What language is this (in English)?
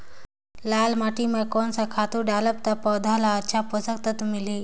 Chhattisgarhi